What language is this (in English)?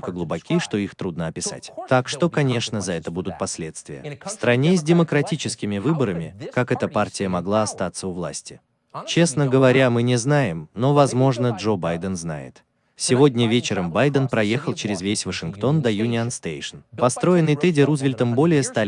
Russian